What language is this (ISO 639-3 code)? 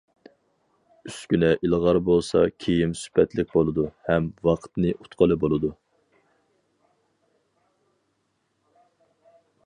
uig